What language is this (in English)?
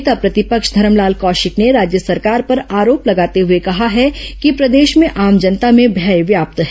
Hindi